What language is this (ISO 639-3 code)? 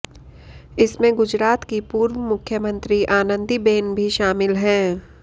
hin